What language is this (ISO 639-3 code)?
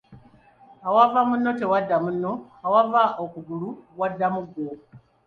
lug